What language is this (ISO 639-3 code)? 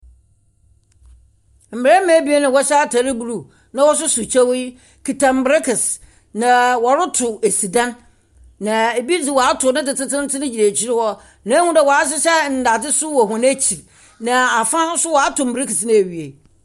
aka